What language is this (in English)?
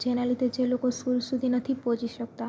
Gujarati